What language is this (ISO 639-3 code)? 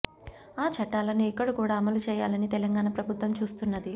tel